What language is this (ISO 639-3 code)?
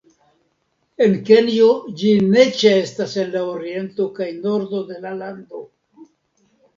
epo